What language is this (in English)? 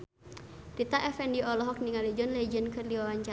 Sundanese